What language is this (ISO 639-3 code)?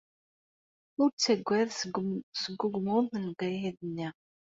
kab